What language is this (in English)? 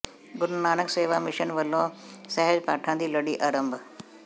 Punjabi